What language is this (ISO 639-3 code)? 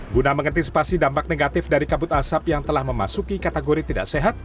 ind